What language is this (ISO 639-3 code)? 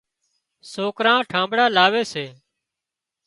kxp